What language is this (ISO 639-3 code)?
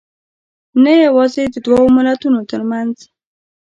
pus